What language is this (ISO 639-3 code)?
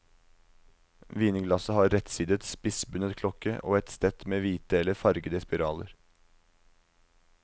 nor